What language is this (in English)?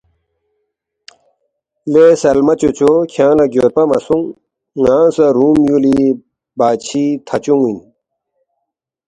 Balti